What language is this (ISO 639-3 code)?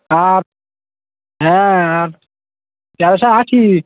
ben